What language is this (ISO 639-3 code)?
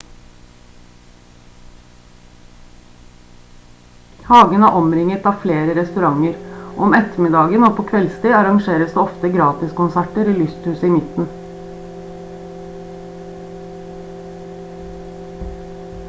nob